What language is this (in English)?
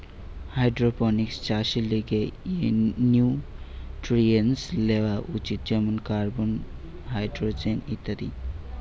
Bangla